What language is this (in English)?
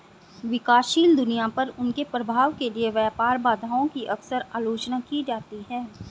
Hindi